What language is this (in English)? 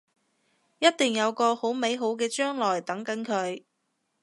Cantonese